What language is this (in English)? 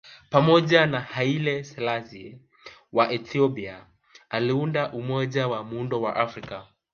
Swahili